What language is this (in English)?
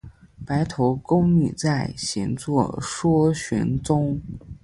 Chinese